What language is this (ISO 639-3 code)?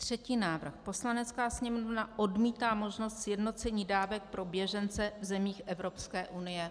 ces